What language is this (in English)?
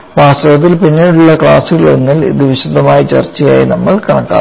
Malayalam